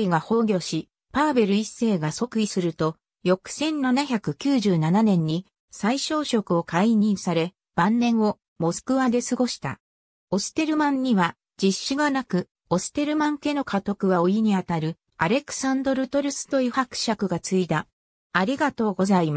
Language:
Japanese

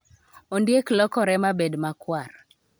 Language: Luo (Kenya and Tanzania)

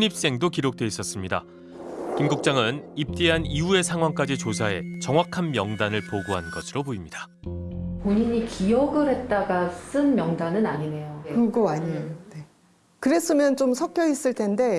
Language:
Korean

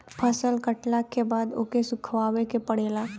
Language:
Bhojpuri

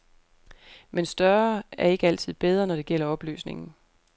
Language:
Danish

